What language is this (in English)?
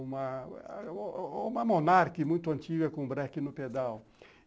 Portuguese